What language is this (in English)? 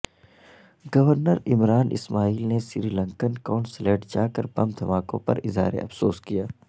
Urdu